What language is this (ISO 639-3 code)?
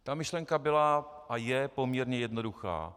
ces